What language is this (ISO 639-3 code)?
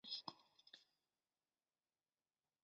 zho